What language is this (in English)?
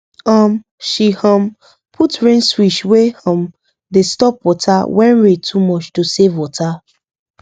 Nigerian Pidgin